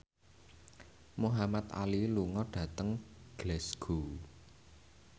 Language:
Javanese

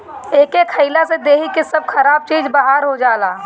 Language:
Bhojpuri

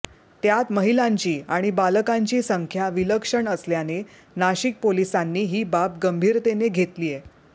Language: Marathi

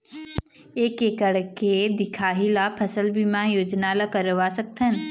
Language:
Chhattisgarhi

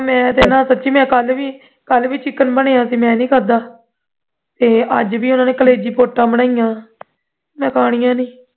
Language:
Punjabi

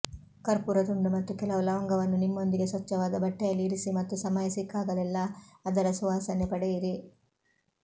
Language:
Kannada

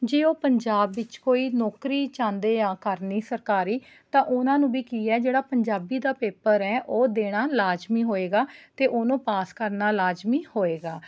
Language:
Punjabi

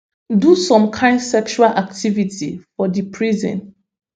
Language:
Nigerian Pidgin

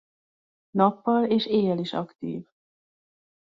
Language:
Hungarian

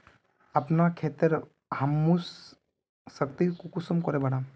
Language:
Magahi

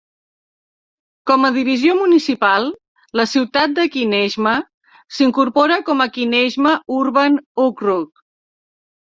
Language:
Catalan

